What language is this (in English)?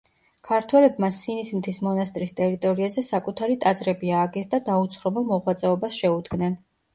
Georgian